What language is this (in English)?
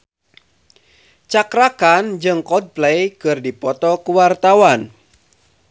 Sundanese